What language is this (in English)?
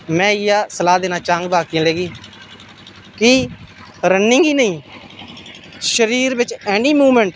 Dogri